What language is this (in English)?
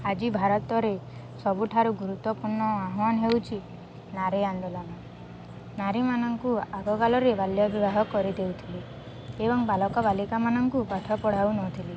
Odia